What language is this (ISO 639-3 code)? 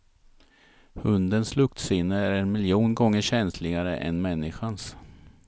swe